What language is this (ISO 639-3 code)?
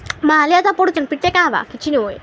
ori